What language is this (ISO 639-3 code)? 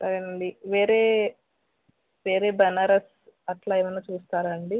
tel